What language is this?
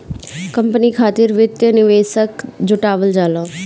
Bhojpuri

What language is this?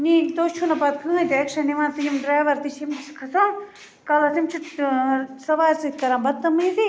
Kashmiri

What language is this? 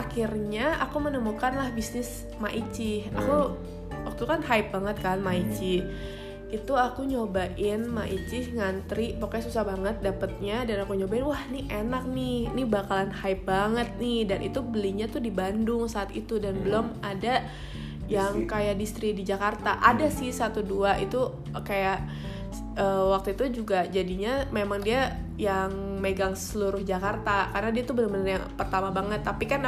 Indonesian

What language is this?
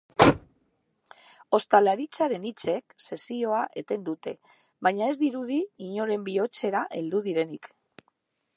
Basque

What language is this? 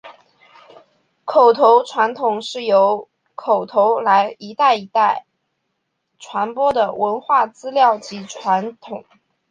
Chinese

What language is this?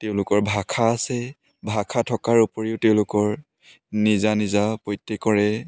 Assamese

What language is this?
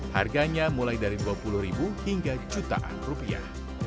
Indonesian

